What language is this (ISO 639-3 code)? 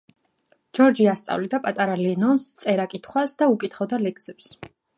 kat